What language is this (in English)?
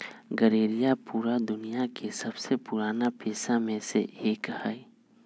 Magahi